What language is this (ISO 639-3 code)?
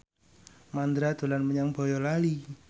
jav